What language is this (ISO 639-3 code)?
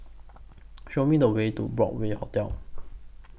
eng